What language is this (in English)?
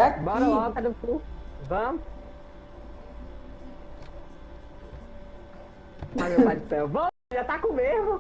Portuguese